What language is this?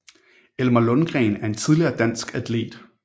Danish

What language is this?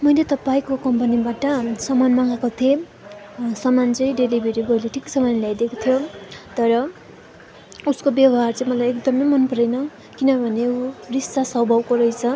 Nepali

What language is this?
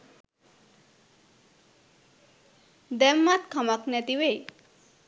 Sinhala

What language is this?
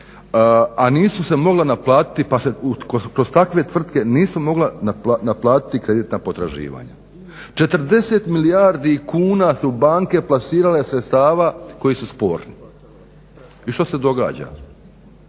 Croatian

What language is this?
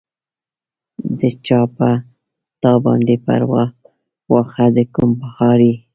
Pashto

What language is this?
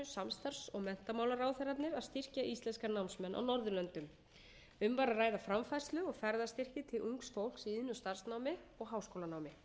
Icelandic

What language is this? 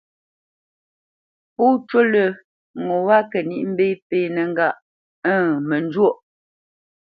Bamenyam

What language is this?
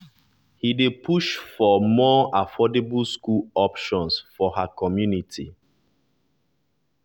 Nigerian Pidgin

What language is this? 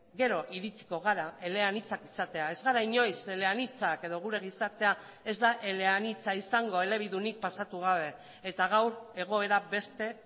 Basque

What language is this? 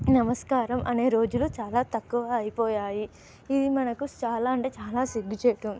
Telugu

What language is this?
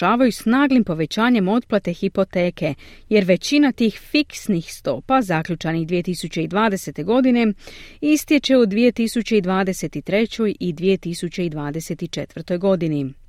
Croatian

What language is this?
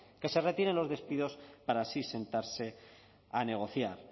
Spanish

